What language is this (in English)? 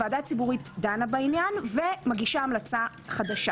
Hebrew